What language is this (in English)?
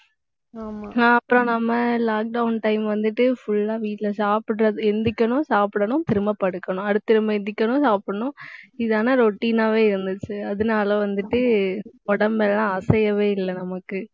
Tamil